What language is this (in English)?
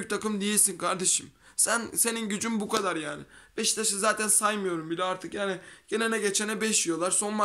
Turkish